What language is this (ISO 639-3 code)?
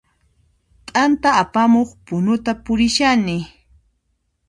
qxp